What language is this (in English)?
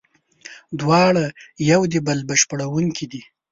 Pashto